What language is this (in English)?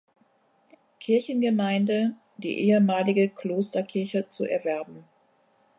German